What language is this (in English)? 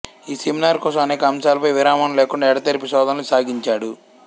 Telugu